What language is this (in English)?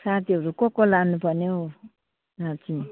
Nepali